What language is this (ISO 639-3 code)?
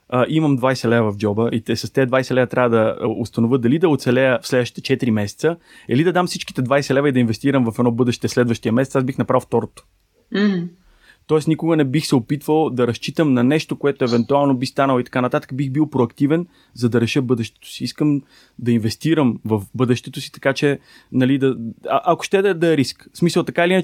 bul